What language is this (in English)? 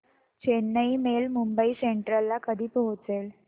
Marathi